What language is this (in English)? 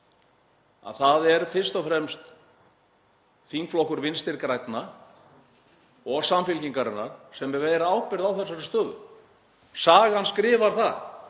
Icelandic